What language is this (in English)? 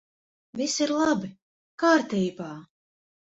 Latvian